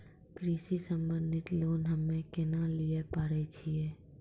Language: Maithili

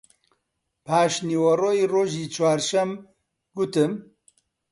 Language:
Central Kurdish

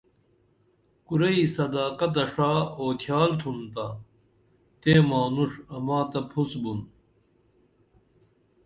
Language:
Dameli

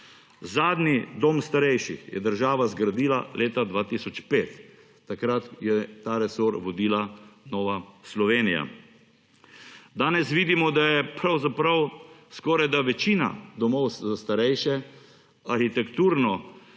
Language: Slovenian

